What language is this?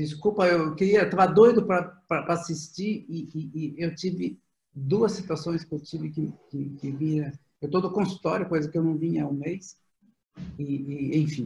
Portuguese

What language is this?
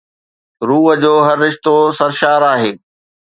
Sindhi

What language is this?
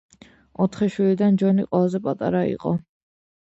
Georgian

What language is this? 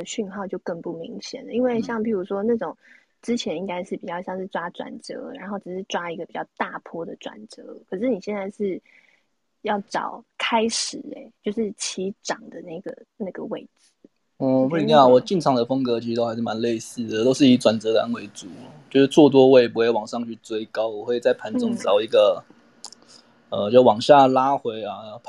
Chinese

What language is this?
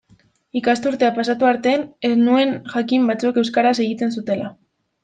Basque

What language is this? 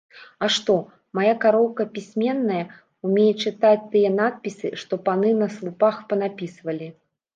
Belarusian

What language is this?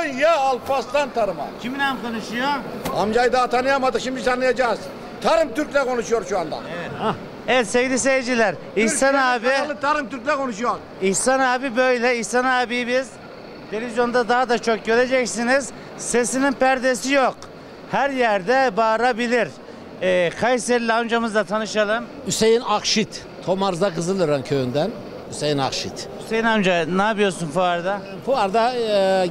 Turkish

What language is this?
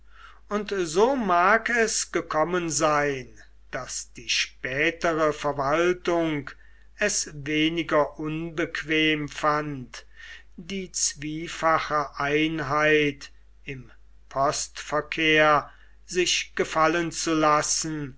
German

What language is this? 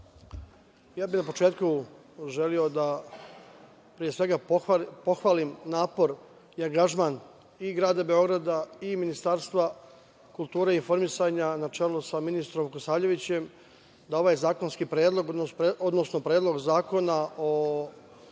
Serbian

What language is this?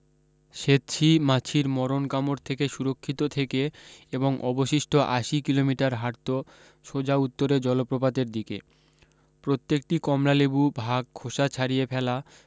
Bangla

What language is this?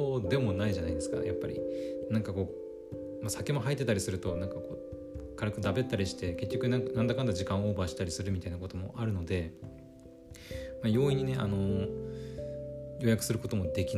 Japanese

